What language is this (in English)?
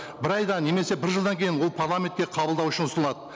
Kazakh